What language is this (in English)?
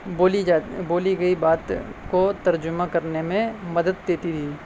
Urdu